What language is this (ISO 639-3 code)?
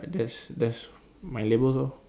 eng